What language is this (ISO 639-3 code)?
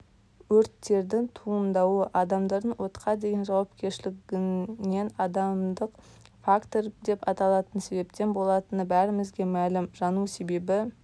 kaz